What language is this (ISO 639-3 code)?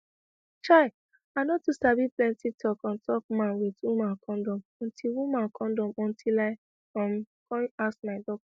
pcm